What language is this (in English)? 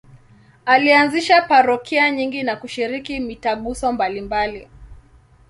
Swahili